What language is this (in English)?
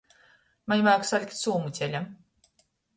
Latgalian